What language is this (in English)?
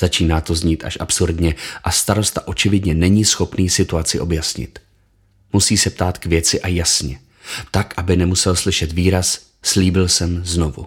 Czech